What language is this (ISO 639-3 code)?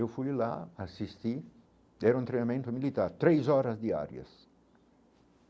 por